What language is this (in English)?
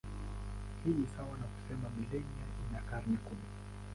Swahili